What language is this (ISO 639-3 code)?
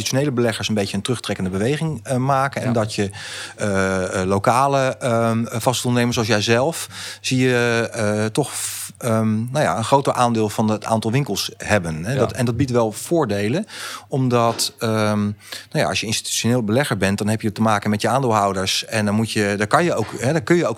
nld